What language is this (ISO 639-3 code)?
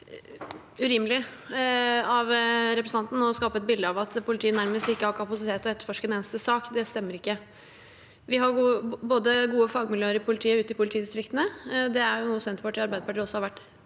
nor